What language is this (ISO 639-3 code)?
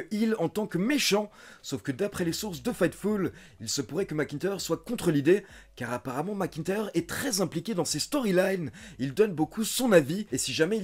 fra